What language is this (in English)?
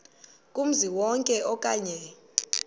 Xhosa